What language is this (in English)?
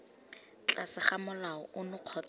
Tswana